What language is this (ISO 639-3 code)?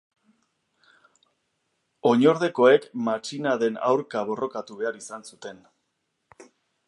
eus